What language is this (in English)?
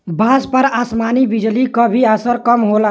Bhojpuri